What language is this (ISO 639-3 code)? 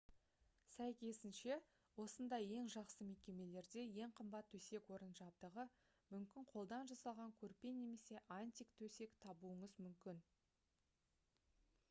kaz